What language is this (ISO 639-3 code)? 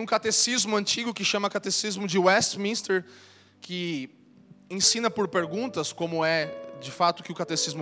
por